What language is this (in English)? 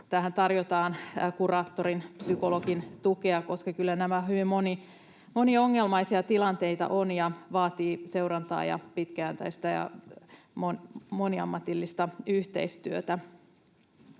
Finnish